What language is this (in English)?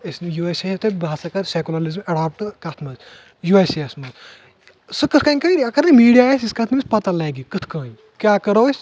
Kashmiri